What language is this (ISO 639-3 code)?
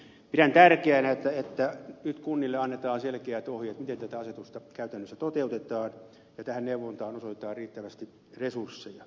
fin